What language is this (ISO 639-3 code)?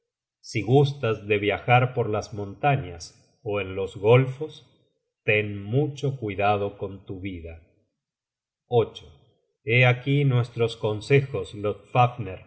spa